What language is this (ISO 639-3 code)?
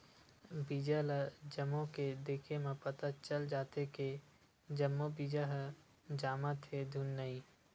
hne